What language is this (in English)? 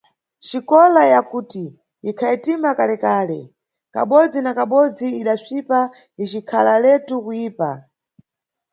Nyungwe